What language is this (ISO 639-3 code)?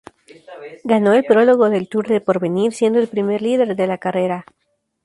spa